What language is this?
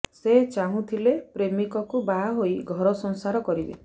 Odia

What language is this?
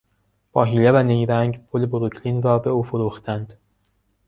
Persian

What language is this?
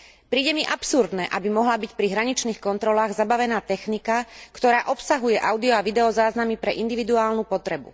Slovak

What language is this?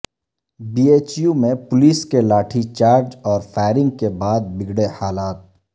Urdu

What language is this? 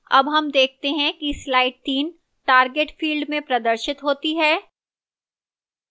Hindi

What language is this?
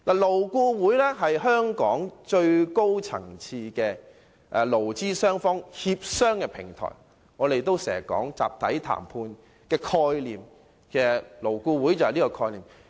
Cantonese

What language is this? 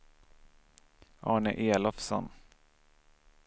Swedish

